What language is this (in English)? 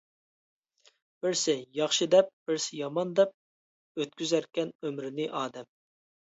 Uyghur